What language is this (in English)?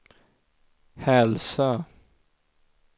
Swedish